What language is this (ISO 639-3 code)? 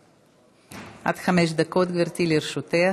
heb